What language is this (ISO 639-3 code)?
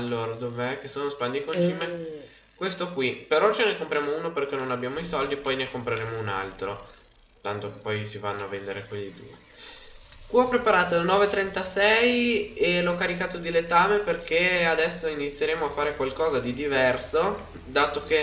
ita